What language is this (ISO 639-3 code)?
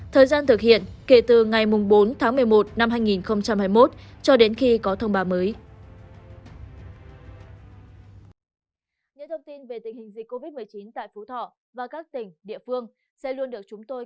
vie